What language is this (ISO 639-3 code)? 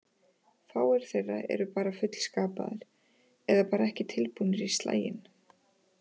isl